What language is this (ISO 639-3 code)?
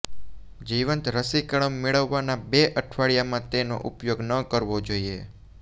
guj